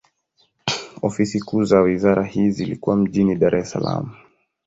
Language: Swahili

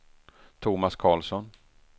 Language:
Swedish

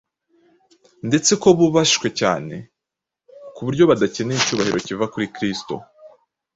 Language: Kinyarwanda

